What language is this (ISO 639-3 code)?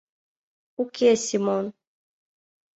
chm